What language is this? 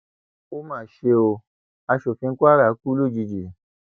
Yoruba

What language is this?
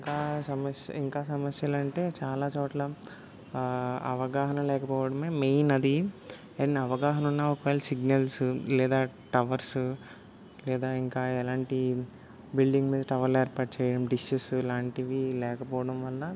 Telugu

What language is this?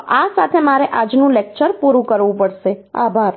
Gujarati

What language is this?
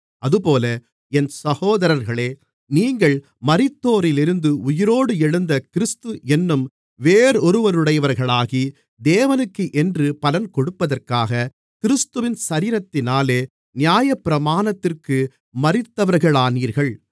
Tamil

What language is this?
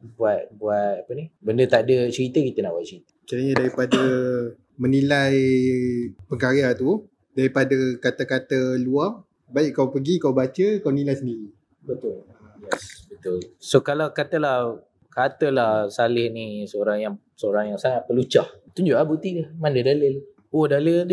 Malay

